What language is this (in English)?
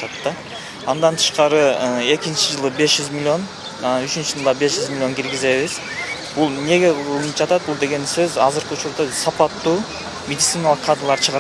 Turkish